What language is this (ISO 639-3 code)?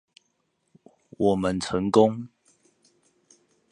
zho